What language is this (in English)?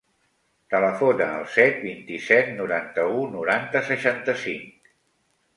Catalan